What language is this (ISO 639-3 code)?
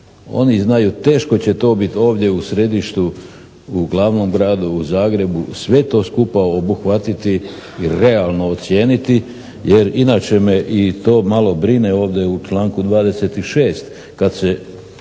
hrv